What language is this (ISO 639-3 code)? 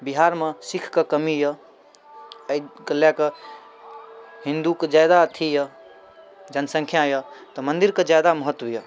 mai